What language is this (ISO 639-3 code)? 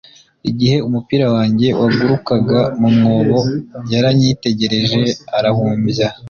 kin